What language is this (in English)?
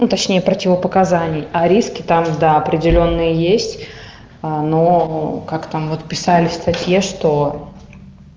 Russian